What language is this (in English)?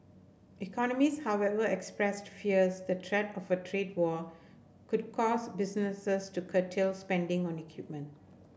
English